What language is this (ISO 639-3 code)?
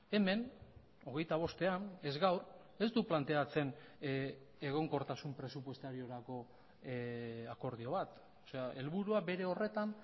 eus